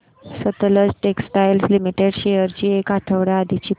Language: Marathi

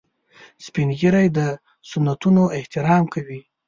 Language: Pashto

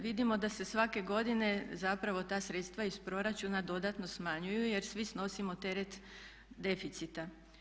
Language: Croatian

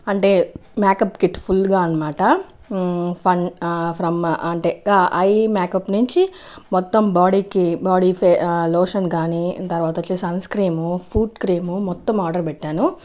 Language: Telugu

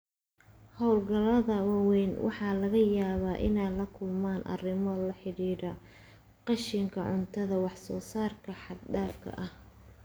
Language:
Somali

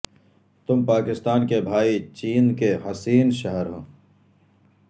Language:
Urdu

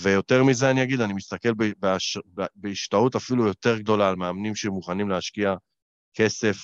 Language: Hebrew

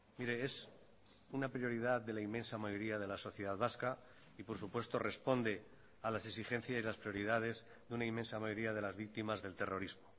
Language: Spanish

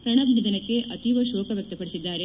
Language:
Kannada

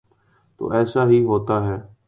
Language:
Urdu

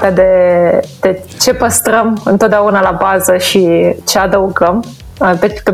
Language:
Romanian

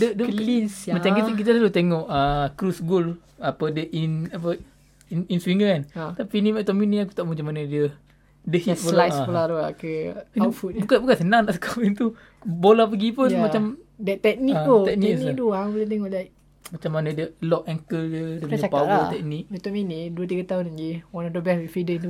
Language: Malay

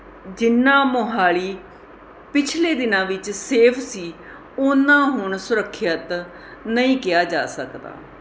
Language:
Punjabi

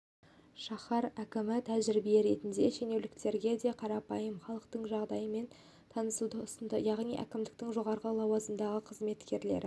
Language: Kazakh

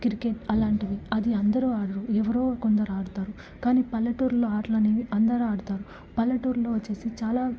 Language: Telugu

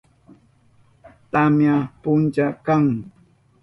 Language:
Southern Pastaza Quechua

